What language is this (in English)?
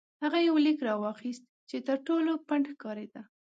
Pashto